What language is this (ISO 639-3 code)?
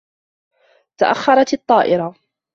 ara